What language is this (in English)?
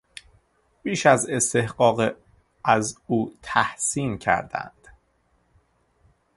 Persian